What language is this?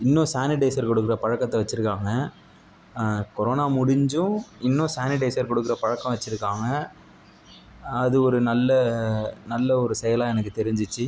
Tamil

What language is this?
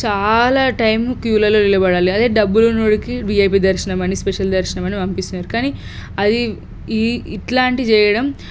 Telugu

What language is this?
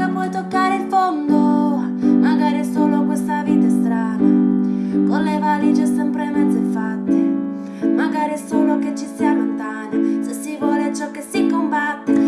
Italian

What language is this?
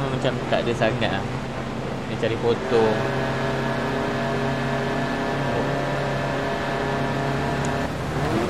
Malay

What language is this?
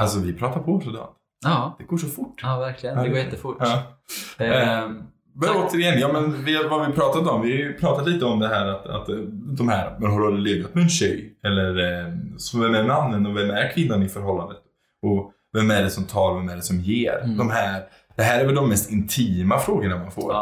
Swedish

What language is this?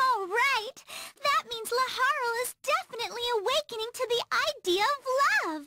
English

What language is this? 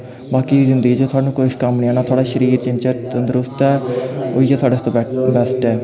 Dogri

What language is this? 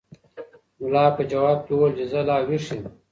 Pashto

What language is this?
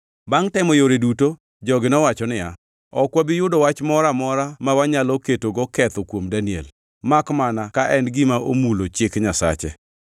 Luo (Kenya and Tanzania)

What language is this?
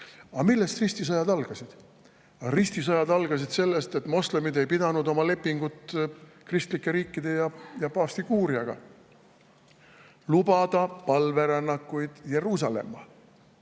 Estonian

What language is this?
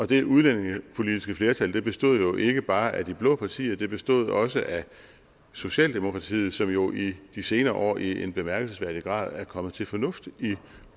Danish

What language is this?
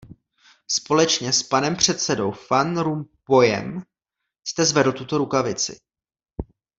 Czech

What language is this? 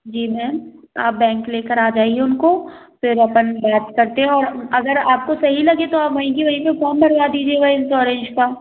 Hindi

